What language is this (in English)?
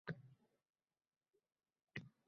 Uzbek